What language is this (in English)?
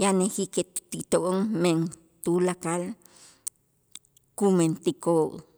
Itzá